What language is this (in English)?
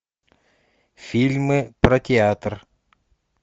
Russian